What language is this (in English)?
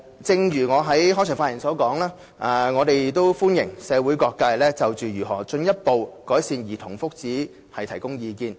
Cantonese